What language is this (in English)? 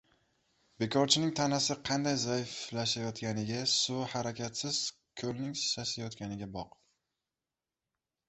Uzbek